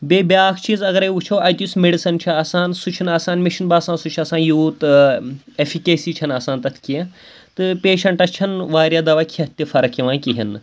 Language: Kashmiri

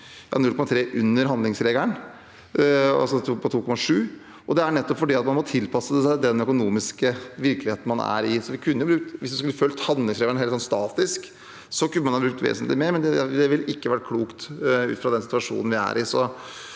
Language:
Norwegian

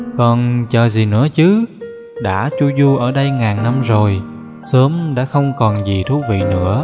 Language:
Vietnamese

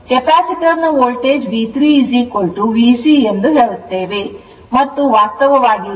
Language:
Kannada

